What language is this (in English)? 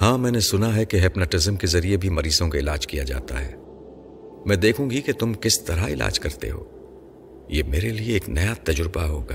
Urdu